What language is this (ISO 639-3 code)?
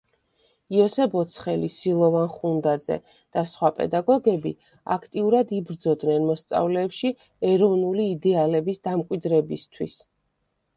kat